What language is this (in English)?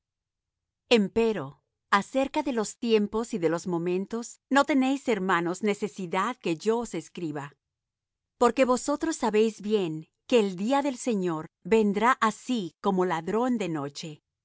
Spanish